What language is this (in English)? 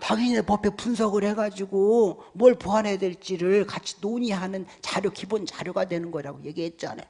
Korean